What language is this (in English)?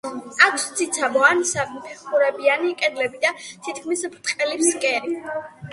Georgian